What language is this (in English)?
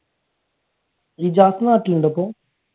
Malayalam